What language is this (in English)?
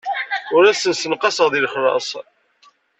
Kabyle